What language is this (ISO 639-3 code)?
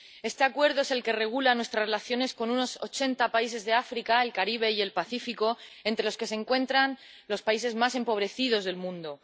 spa